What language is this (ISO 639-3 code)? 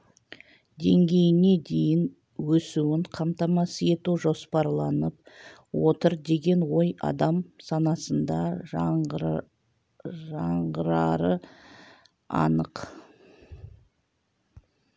kaz